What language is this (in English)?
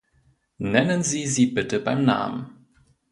German